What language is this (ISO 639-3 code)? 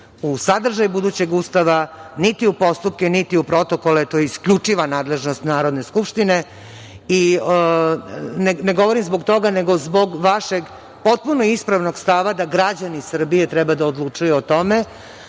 srp